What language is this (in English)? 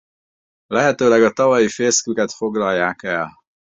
Hungarian